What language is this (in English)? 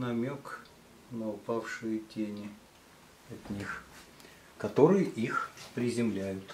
Russian